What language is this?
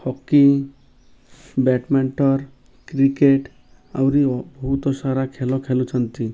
Odia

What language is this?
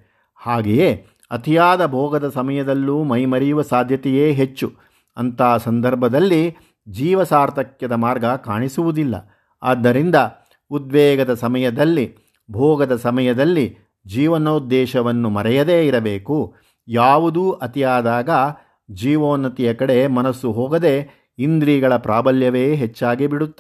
Kannada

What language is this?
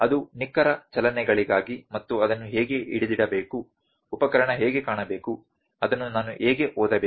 Kannada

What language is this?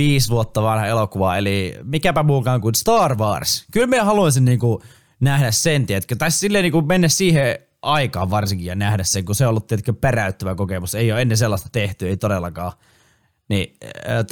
Finnish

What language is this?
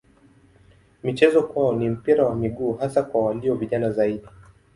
Swahili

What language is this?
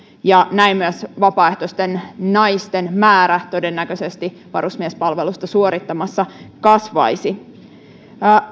Finnish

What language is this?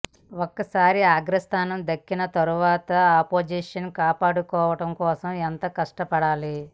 Telugu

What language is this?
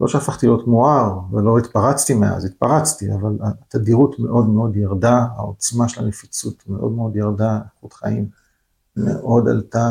Hebrew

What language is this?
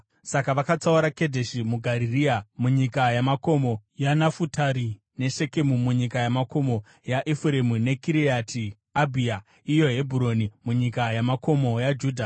Shona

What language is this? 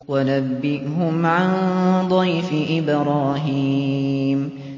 Arabic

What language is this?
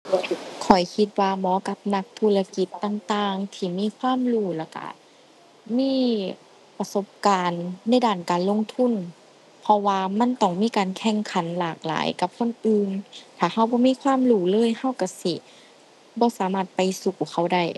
Thai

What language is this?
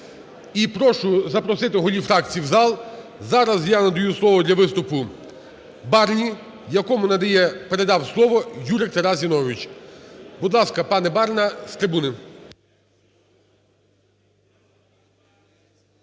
Ukrainian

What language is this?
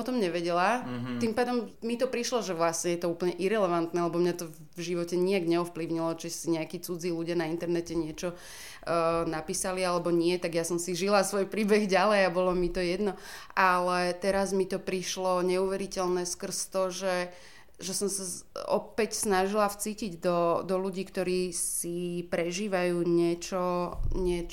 Slovak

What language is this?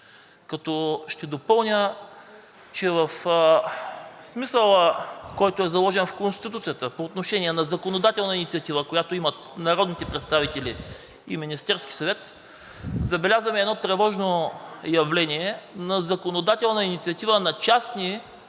Bulgarian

